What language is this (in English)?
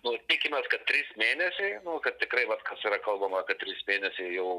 Lithuanian